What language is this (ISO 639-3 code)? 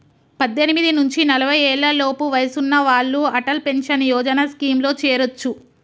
tel